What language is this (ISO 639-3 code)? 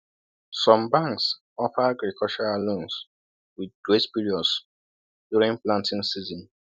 ibo